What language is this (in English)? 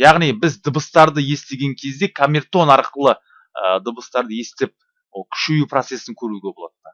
Turkish